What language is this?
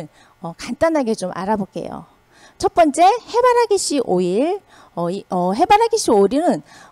Korean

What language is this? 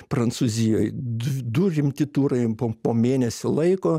Lithuanian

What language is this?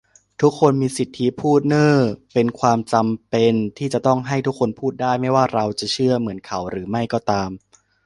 Thai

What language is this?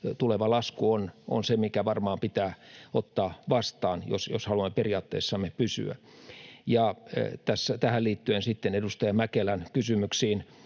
Finnish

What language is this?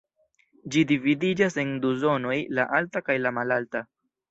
Esperanto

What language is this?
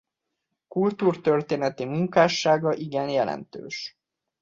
Hungarian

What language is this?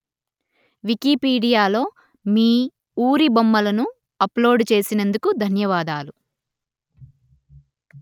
Telugu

